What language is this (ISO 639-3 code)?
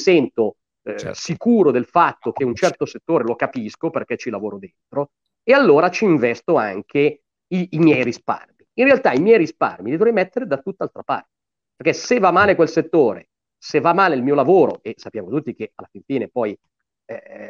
ita